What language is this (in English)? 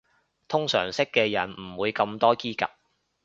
Cantonese